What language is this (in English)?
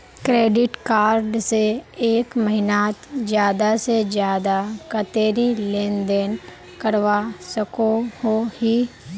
Magahi